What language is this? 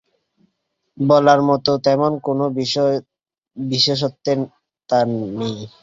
Bangla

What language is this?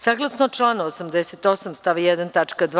Serbian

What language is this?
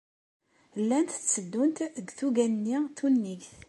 Kabyle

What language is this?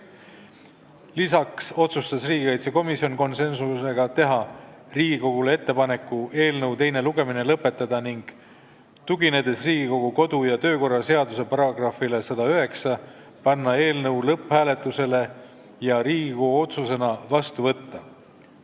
Estonian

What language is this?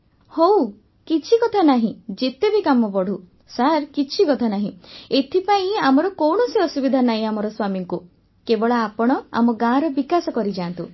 Odia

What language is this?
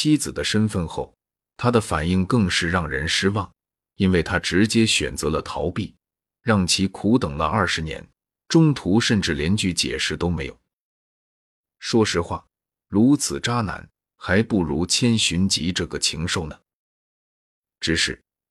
Chinese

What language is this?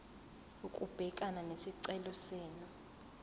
Zulu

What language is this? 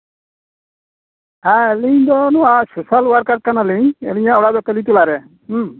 Santali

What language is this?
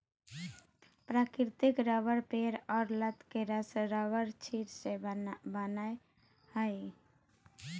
Magahi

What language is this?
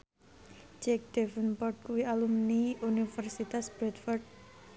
Javanese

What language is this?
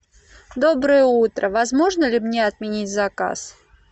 Russian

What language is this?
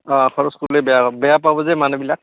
Assamese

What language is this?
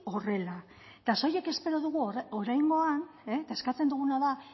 Basque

